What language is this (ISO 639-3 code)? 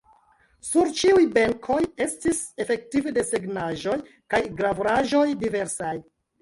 epo